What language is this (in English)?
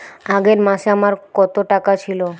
Bangla